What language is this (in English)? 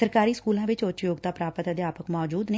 Punjabi